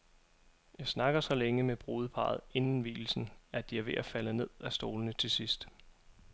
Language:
Danish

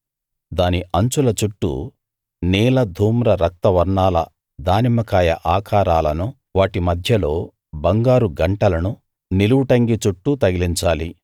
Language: Telugu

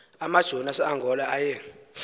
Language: Xhosa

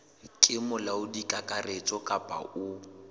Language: Southern Sotho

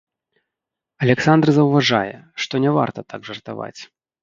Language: Belarusian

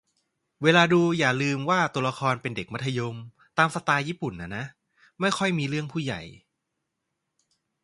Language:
Thai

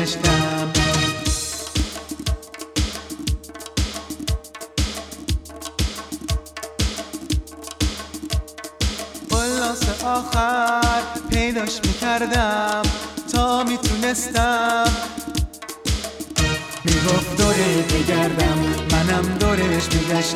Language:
Persian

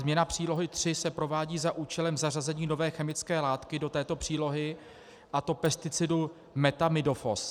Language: Czech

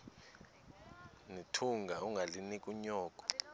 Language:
Xhosa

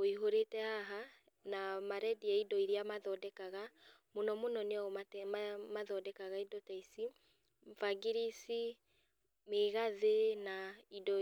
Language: Kikuyu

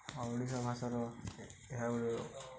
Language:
Odia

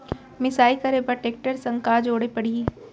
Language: Chhattisgarhi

